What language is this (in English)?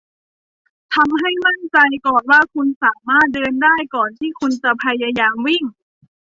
Thai